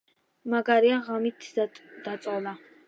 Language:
Georgian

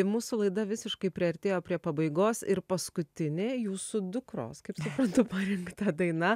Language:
Lithuanian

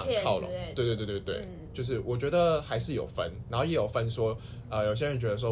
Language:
Chinese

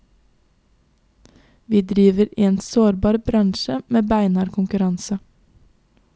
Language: Norwegian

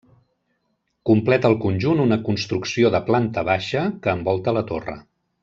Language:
Catalan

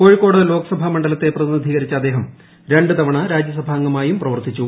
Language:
Malayalam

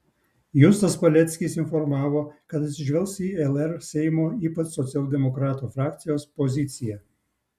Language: Lithuanian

